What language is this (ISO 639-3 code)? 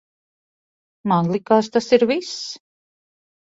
lav